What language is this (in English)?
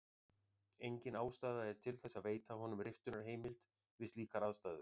Icelandic